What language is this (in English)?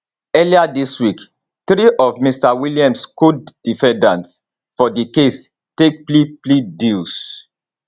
Nigerian Pidgin